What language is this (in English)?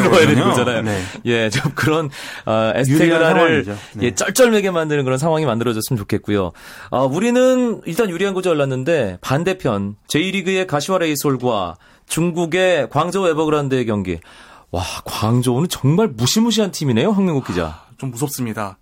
Korean